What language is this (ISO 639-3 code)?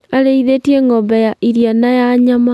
kik